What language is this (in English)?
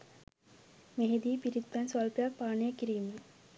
Sinhala